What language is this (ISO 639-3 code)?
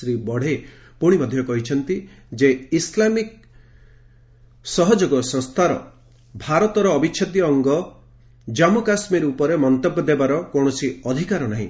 ori